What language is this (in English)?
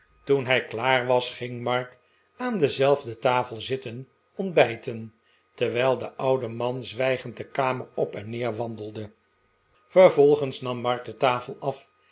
Dutch